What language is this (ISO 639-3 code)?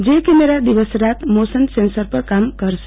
guj